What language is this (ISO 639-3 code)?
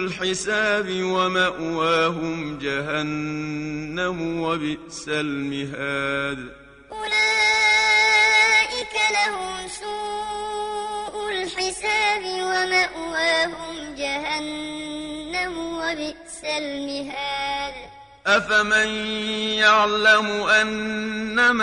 ara